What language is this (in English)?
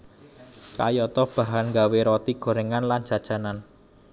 Javanese